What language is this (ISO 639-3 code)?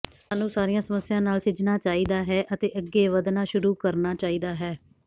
pan